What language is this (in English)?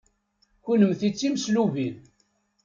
Kabyle